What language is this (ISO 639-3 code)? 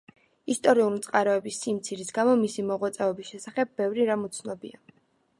kat